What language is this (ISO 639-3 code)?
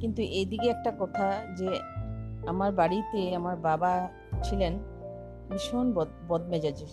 ben